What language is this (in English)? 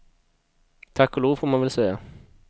Swedish